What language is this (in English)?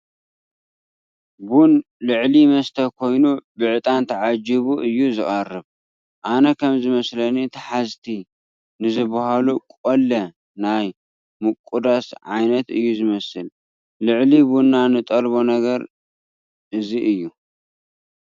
Tigrinya